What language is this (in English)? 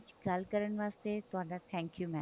Punjabi